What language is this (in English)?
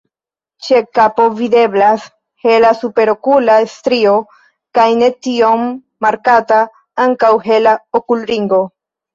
Esperanto